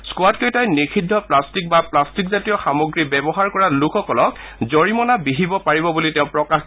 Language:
Assamese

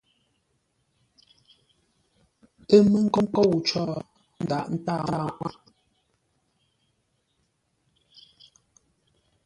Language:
Ngombale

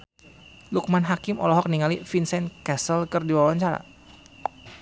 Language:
Sundanese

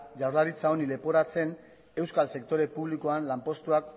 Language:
Basque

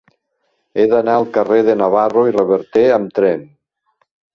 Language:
Catalan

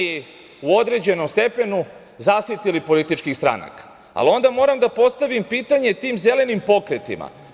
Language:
Serbian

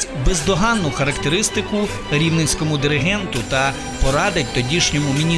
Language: Ukrainian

